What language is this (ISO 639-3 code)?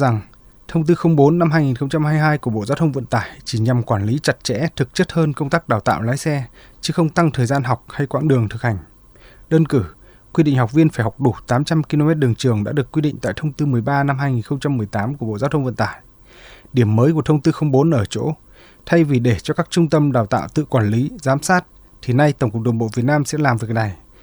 vie